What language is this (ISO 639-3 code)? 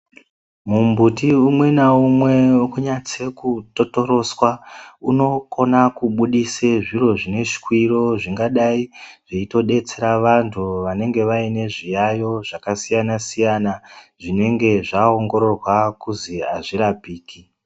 ndc